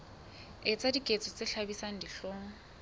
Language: Southern Sotho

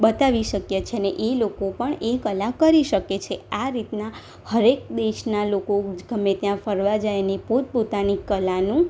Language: Gujarati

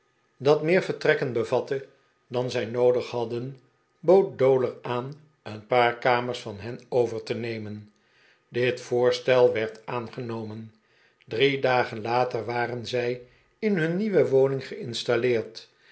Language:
Dutch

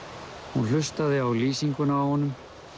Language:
Icelandic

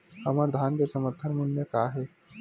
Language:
Chhattisgarhi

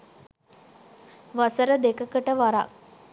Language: Sinhala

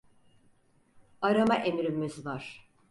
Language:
Turkish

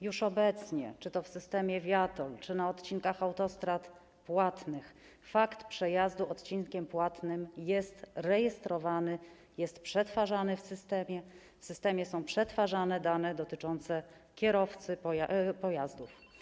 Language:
Polish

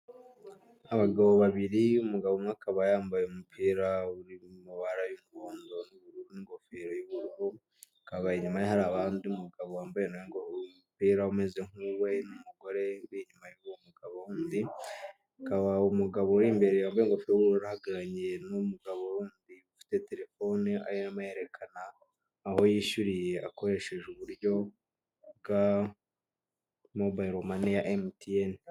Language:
Kinyarwanda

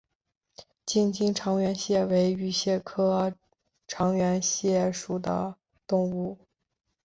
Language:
Chinese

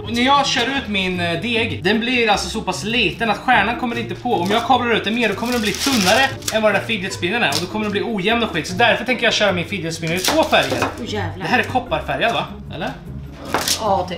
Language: Swedish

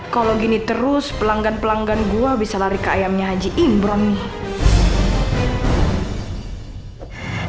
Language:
Indonesian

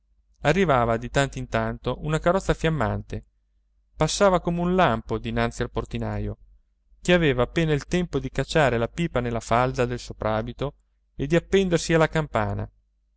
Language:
Italian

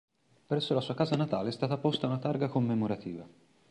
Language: Italian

